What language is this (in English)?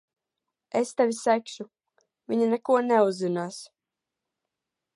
Latvian